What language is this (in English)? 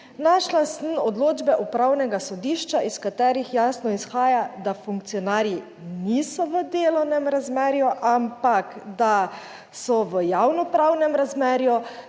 Slovenian